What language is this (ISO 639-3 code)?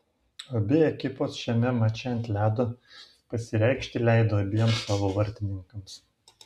lit